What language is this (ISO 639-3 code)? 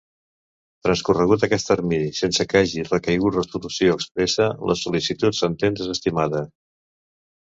cat